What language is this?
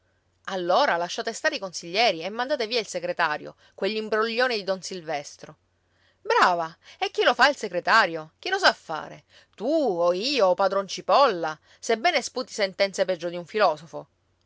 Italian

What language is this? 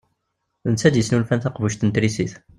Kabyle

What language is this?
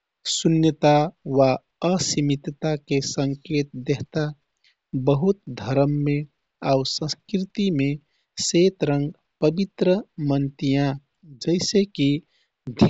Kathoriya Tharu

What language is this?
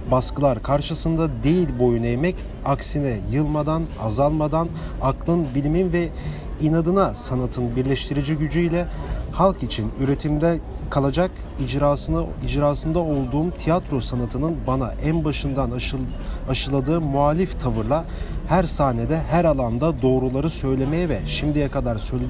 Turkish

